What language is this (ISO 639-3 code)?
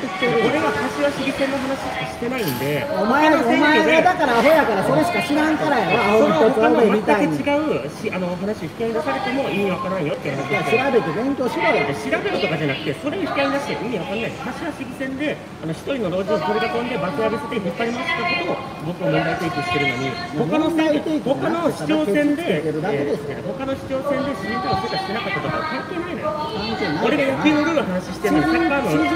jpn